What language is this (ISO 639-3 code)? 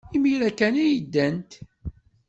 kab